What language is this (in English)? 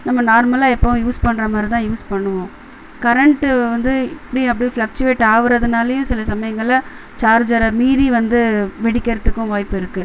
Tamil